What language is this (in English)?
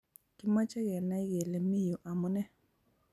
Kalenjin